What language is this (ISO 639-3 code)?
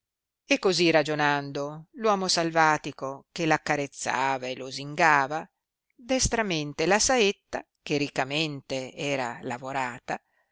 ita